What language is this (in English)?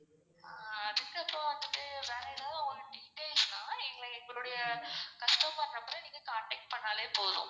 Tamil